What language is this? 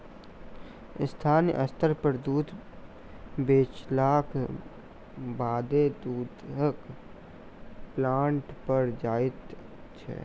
Maithili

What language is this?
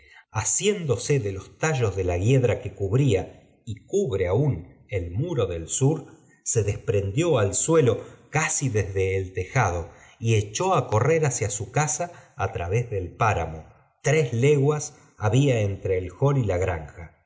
Spanish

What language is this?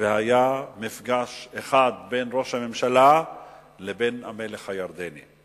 Hebrew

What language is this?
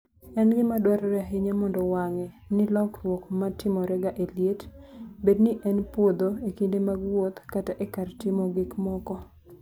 Luo (Kenya and Tanzania)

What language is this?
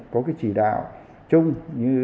Vietnamese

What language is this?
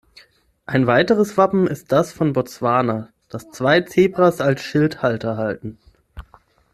German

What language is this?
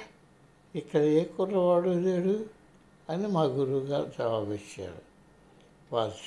Telugu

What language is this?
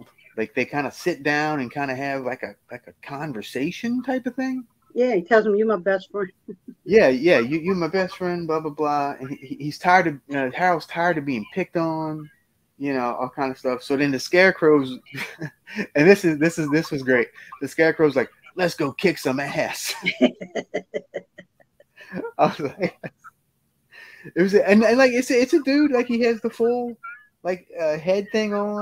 English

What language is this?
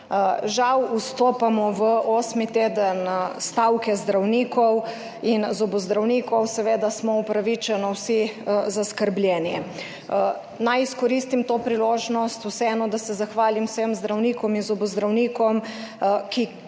Slovenian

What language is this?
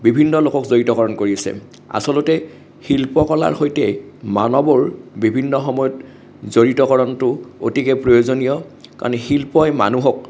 Assamese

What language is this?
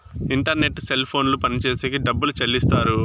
Telugu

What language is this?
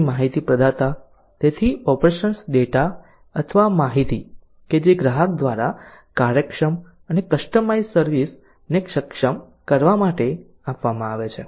Gujarati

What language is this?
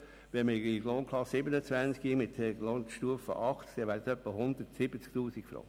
Swiss German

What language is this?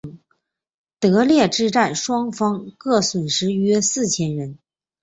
Chinese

